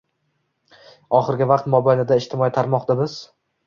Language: Uzbek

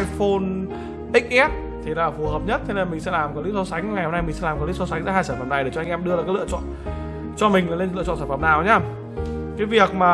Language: Vietnamese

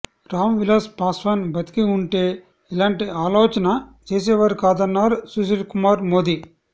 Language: Telugu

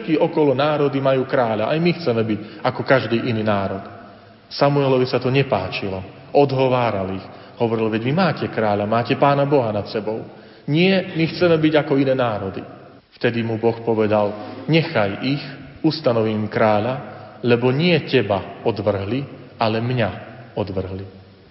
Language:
Slovak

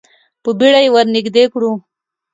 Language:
Pashto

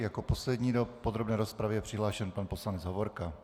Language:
Czech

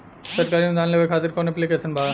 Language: Bhojpuri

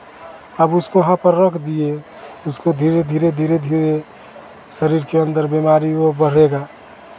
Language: Hindi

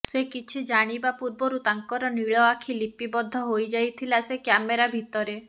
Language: Odia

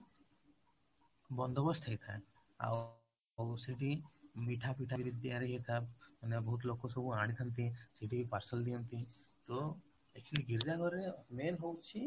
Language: Odia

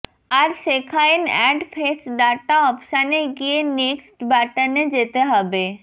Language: Bangla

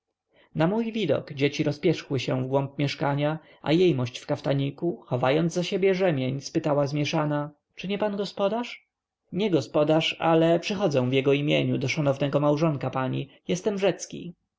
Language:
Polish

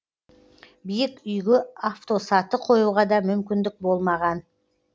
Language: Kazakh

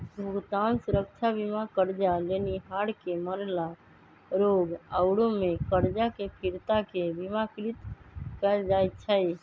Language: Magahi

